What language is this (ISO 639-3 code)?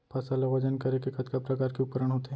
hne